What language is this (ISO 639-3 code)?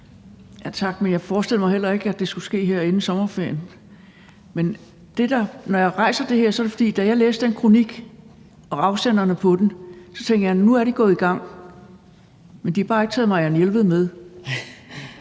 dan